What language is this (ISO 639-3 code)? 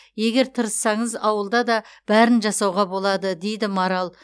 kaz